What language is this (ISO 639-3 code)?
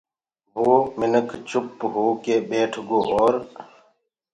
ggg